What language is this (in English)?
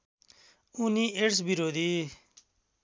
Nepali